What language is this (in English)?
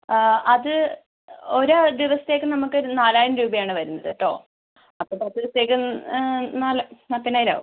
Malayalam